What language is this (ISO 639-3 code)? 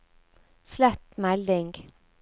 nor